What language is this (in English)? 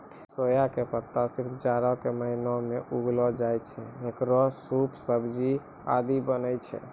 Maithili